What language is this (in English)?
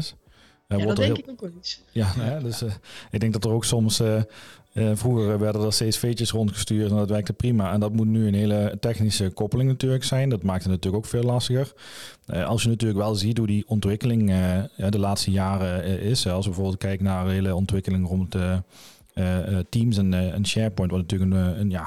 Dutch